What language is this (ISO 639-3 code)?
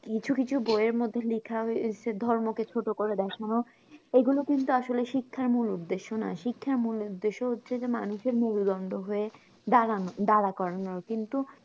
ben